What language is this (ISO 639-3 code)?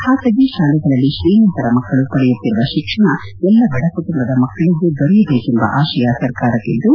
kan